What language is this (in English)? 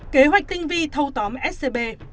Vietnamese